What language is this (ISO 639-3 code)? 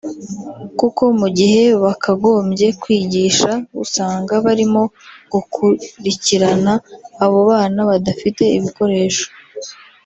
kin